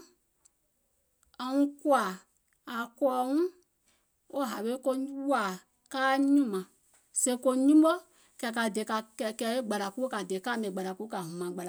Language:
Gola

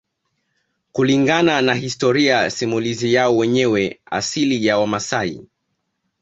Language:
Swahili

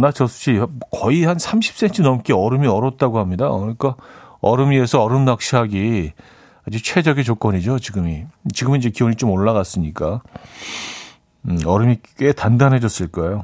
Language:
Korean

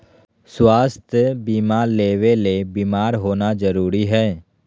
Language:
Magahi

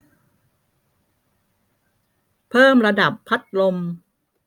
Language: Thai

